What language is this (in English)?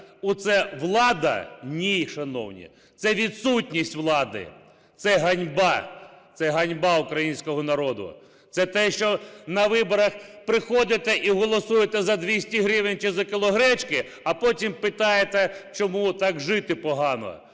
Ukrainian